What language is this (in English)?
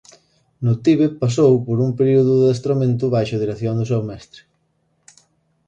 Galician